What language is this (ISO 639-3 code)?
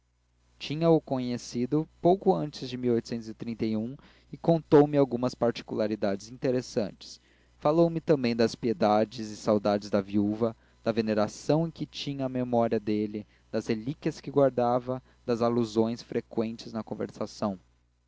por